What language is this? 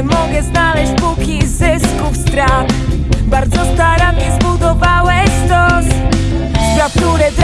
Polish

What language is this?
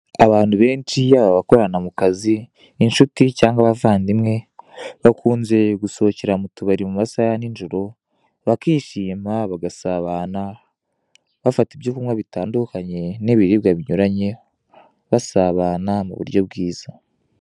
Kinyarwanda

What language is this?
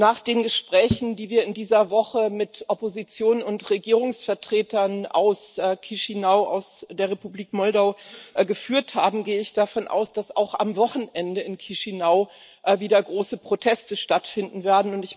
German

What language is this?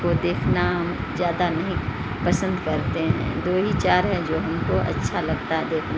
Urdu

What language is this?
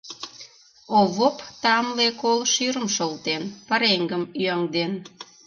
Mari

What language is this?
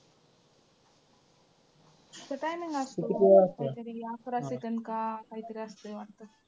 Marathi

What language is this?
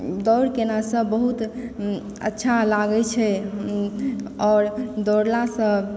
Maithili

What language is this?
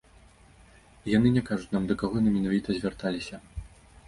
Belarusian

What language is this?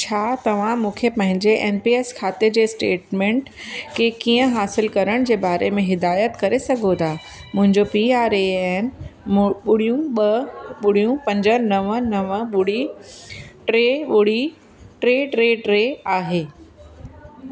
Sindhi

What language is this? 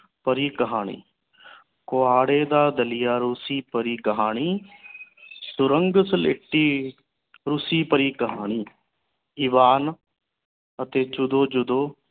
Punjabi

